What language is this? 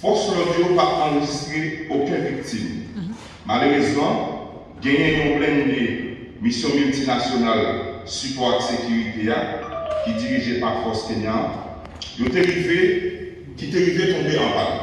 French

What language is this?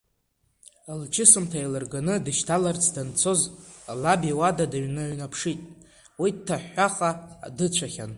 Abkhazian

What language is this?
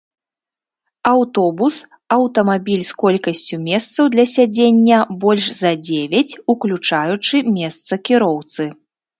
Belarusian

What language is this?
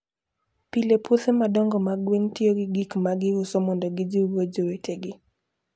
Luo (Kenya and Tanzania)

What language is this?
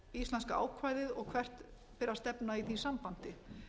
Icelandic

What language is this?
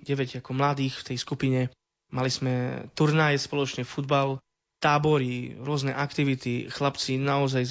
Slovak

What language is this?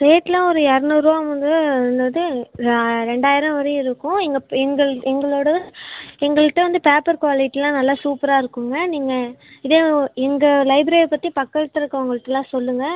Tamil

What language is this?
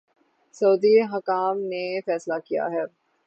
Urdu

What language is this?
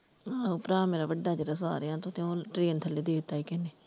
Punjabi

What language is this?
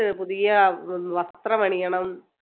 Malayalam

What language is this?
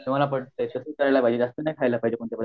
Marathi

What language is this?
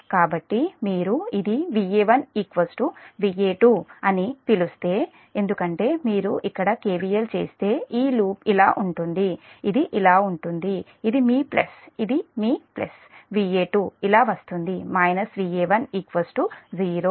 Telugu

